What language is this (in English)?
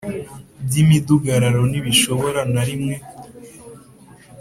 Kinyarwanda